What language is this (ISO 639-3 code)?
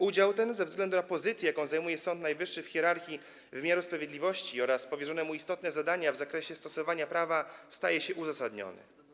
pol